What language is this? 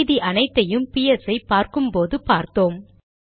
Tamil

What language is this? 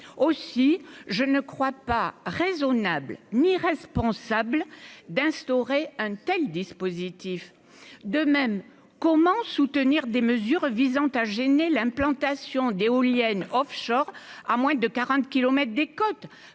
French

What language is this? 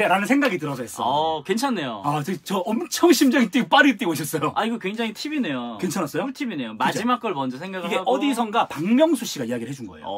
Korean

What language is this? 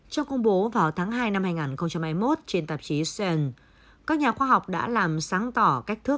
Vietnamese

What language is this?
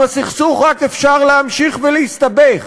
Hebrew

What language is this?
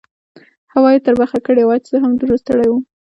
Pashto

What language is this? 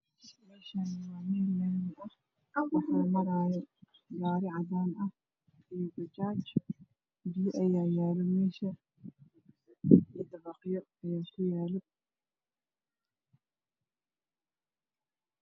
Somali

